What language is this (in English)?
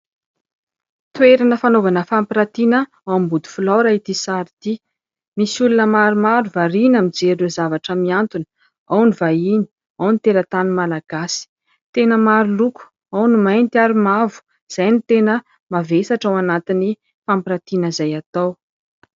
Malagasy